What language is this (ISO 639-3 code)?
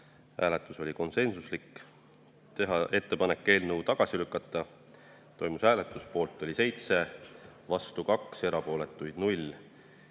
est